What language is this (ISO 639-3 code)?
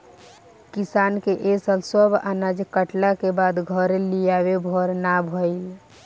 bho